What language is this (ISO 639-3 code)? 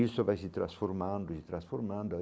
por